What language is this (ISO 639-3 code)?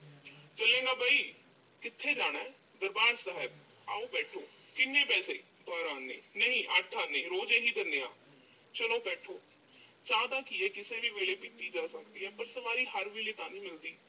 pan